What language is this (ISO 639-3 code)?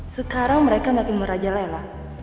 ind